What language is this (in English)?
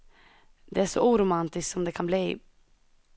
Swedish